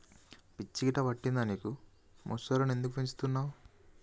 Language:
Telugu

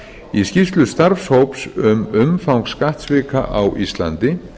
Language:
Icelandic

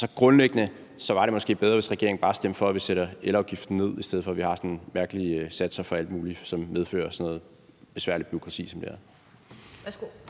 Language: Danish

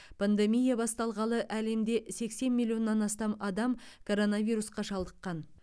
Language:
Kazakh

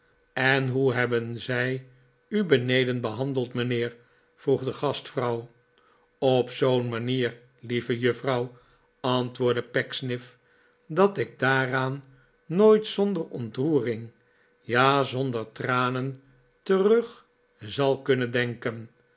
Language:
Dutch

